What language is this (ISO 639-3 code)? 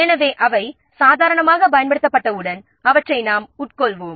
tam